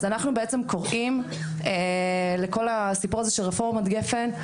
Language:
Hebrew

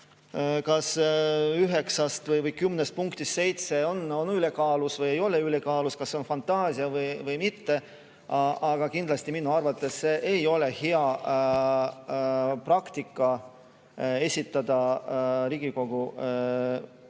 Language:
Estonian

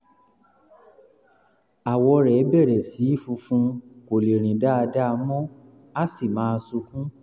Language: Yoruba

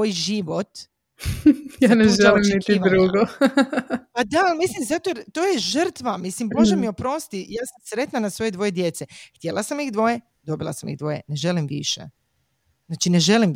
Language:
Croatian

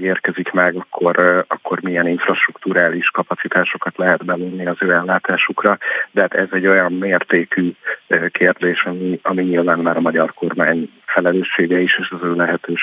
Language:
Hungarian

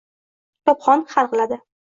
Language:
Uzbek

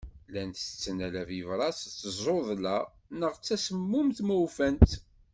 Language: Kabyle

